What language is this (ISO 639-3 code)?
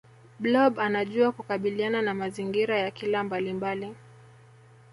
swa